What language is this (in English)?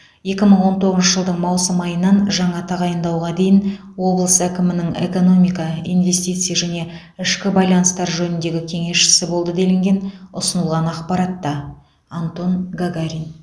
Kazakh